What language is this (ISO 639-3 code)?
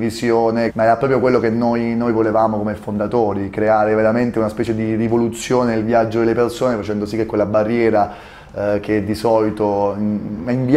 ita